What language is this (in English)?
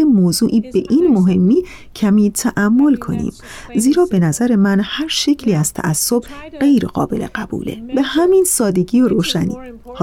Persian